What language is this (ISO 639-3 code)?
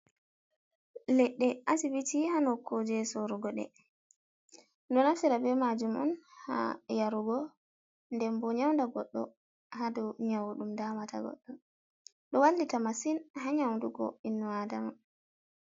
ful